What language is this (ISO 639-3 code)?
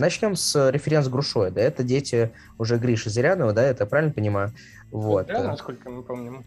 rus